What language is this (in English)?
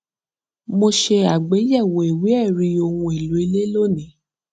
Yoruba